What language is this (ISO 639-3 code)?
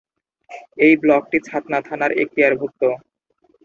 ben